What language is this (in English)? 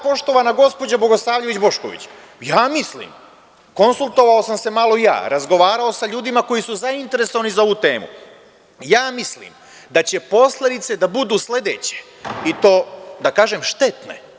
Serbian